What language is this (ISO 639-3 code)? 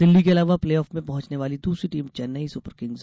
hin